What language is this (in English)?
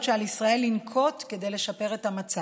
Hebrew